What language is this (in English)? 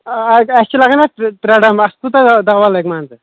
Kashmiri